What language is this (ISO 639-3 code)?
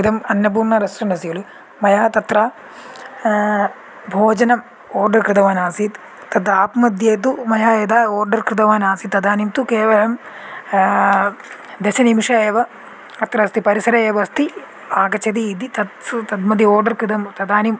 san